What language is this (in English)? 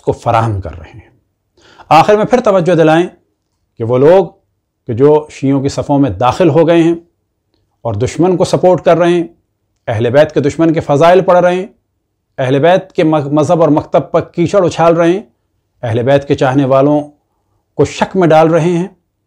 Hindi